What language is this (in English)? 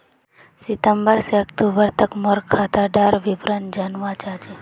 Magahi